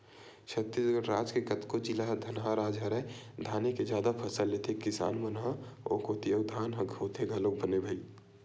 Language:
Chhattisgarhi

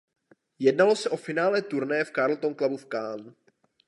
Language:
Czech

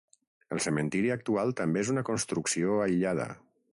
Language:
Catalan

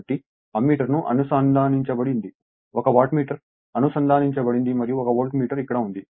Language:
Telugu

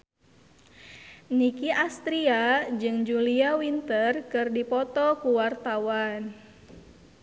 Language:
Sundanese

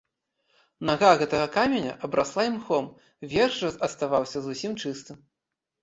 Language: Belarusian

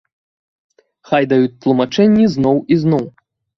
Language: Belarusian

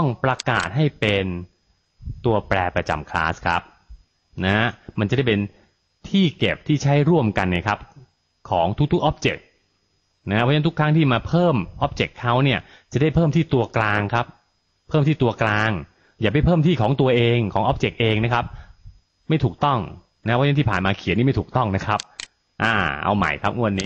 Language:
Thai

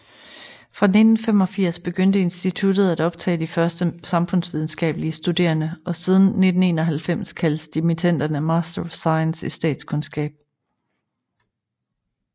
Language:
Danish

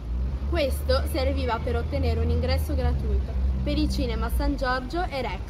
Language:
Italian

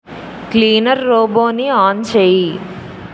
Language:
Telugu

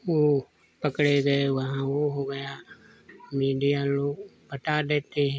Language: Hindi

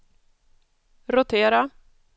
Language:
Swedish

